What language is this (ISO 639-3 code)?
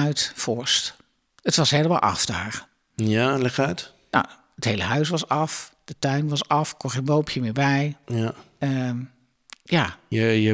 nld